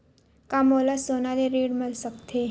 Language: Chhattisgarhi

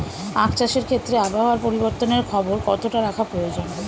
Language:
Bangla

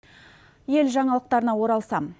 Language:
Kazakh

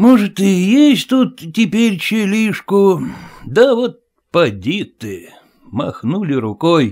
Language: Russian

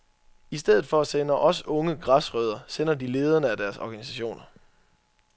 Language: Danish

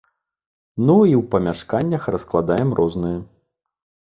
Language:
Belarusian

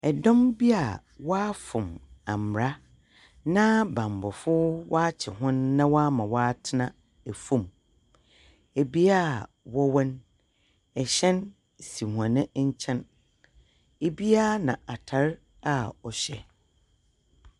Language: Akan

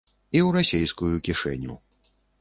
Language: Belarusian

